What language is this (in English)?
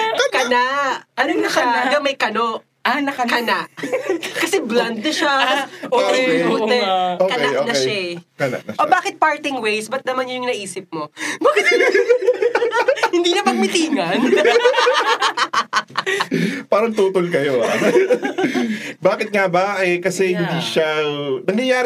Filipino